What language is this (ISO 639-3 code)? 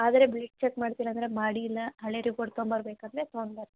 kan